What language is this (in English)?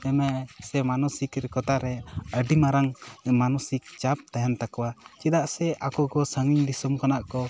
Santali